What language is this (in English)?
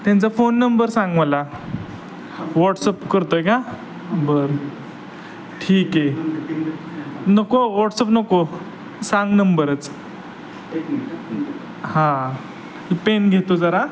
Marathi